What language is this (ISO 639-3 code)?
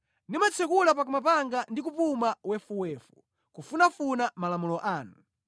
nya